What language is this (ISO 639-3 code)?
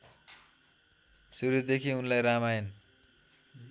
nep